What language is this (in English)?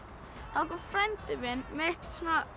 Icelandic